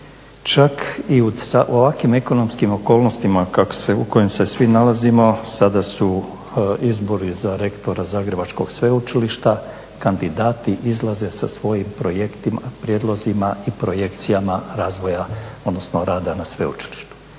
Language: Croatian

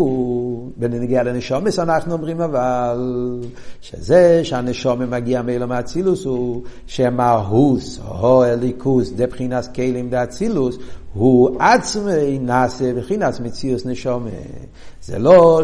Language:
Hebrew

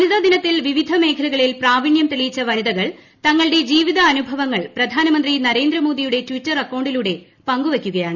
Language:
Malayalam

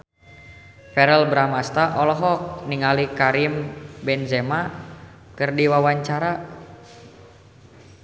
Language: Sundanese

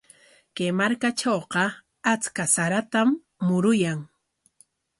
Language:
Corongo Ancash Quechua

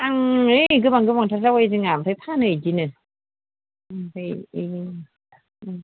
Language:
Bodo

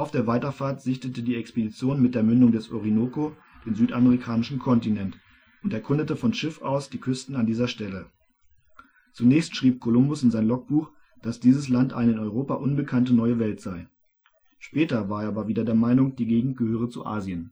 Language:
German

